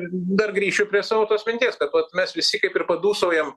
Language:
Lithuanian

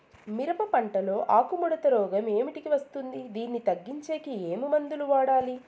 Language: Telugu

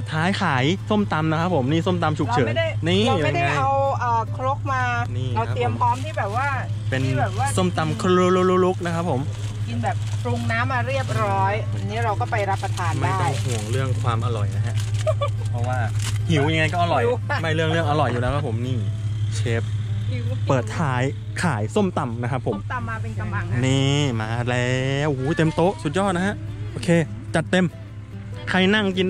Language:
Thai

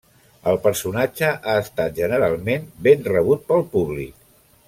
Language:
Catalan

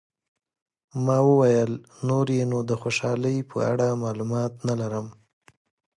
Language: Pashto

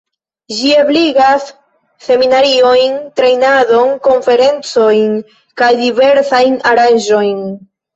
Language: Esperanto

